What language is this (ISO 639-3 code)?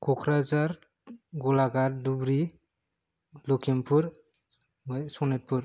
brx